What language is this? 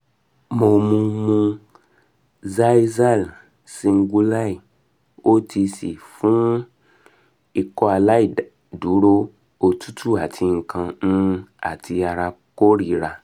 Yoruba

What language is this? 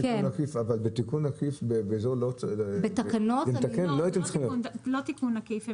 Hebrew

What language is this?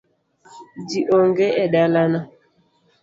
Luo (Kenya and Tanzania)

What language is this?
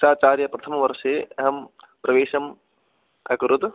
Sanskrit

